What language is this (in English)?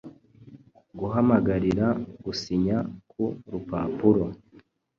Kinyarwanda